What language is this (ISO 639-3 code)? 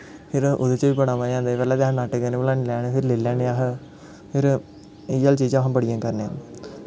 doi